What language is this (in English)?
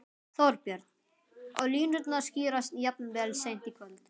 Icelandic